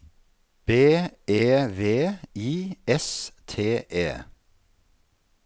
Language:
Norwegian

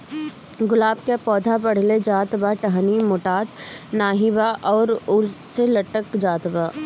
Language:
Bhojpuri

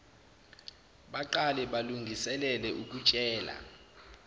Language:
Zulu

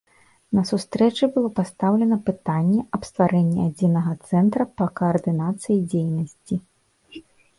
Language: Belarusian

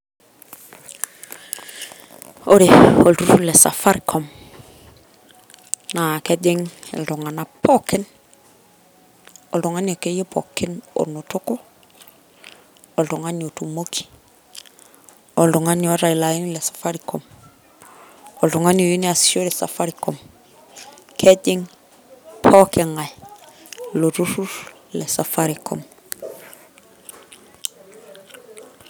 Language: Masai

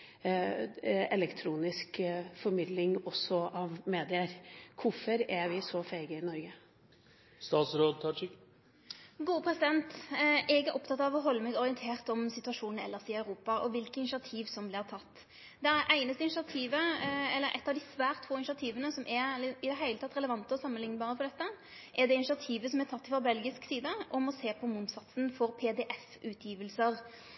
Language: Norwegian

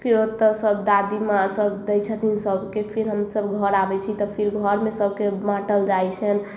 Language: Maithili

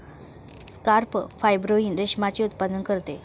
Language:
Marathi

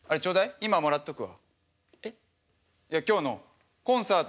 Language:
Japanese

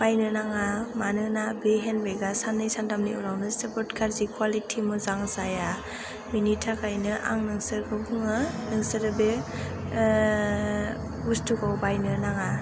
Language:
Bodo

